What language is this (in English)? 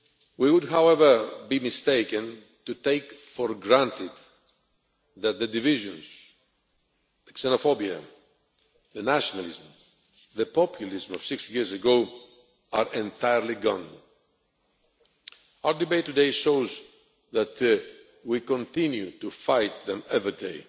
English